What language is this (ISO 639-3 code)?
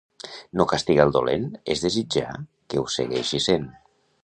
cat